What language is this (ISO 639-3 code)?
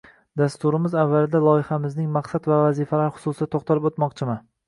uzb